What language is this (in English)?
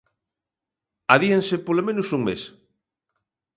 Galician